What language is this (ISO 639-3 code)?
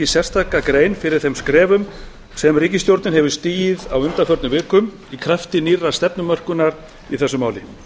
isl